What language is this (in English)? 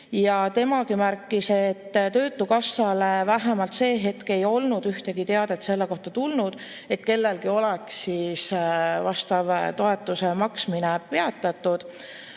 Estonian